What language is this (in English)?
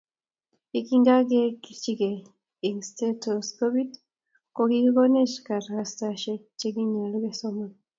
Kalenjin